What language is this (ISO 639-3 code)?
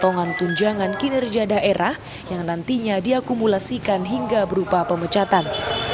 ind